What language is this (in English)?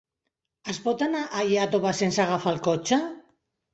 Catalan